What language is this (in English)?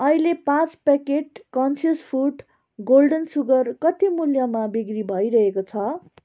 Nepali